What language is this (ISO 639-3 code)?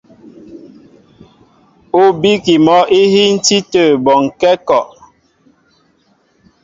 mbo